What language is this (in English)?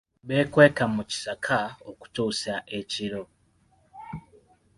Ganda